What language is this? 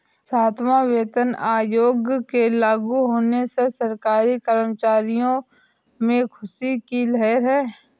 Hindi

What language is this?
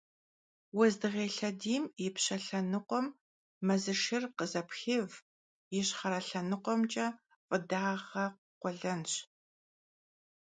Kabardian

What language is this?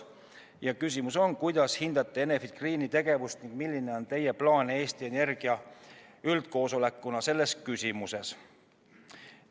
Estonian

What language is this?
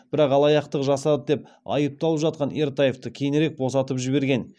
Kazakh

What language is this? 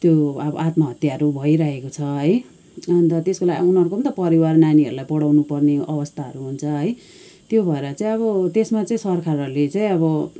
Nepali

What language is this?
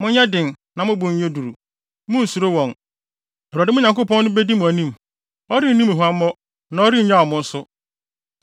Akan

